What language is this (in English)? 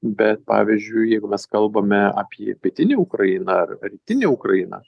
Lithuanian